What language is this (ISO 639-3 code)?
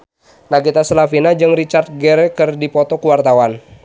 sun